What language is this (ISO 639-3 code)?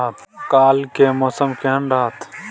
mai